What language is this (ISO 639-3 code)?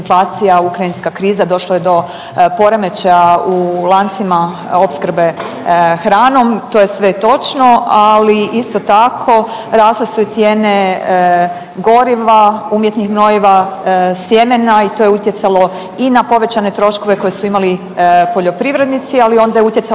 hrv